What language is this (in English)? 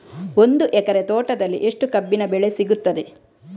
Kannada